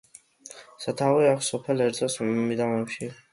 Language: Georgian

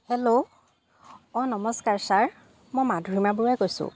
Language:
Assamese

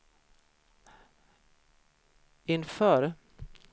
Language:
Swedish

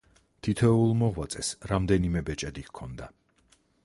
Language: Georgian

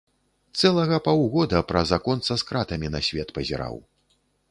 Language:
Belarusian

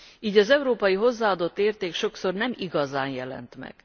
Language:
Hungarian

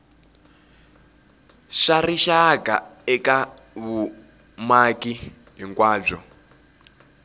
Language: Tsonga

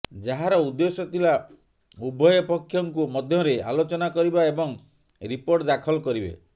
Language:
Odia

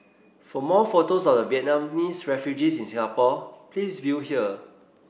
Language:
English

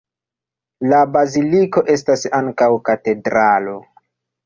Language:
Esperanto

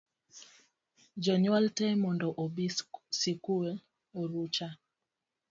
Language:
Luo (Kenya and Tanzania)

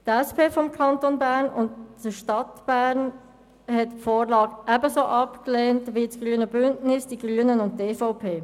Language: Swiss German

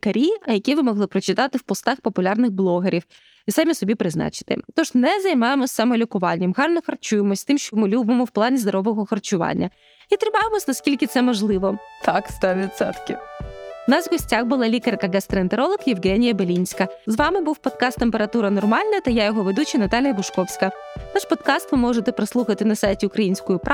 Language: Ukrainian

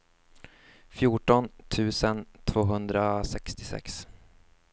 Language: Swedish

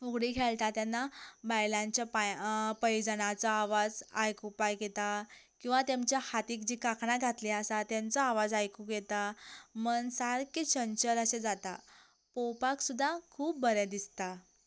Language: Konkani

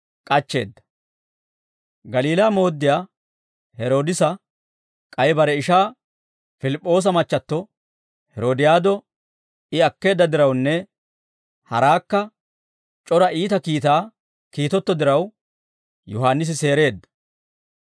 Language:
Dawro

